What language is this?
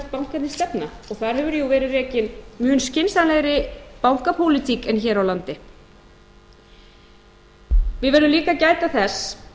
Icelandic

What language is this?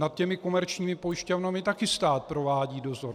Czech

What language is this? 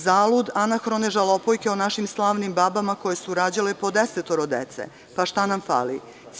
Serbian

